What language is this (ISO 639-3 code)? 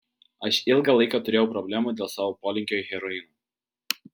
lit